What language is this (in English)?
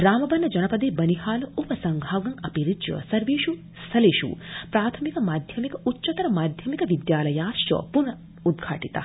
Sanskrit